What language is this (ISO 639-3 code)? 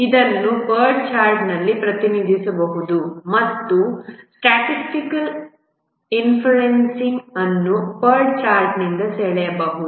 kan